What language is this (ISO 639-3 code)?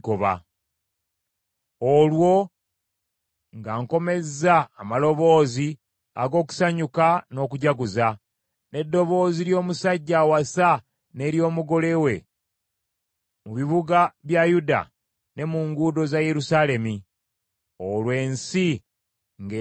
lug